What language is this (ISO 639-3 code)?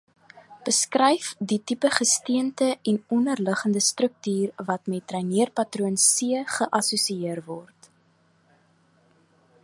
afr